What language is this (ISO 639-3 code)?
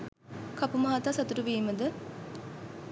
sin